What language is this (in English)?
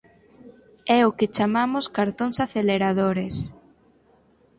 Galician